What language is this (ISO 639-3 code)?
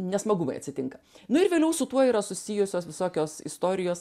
lit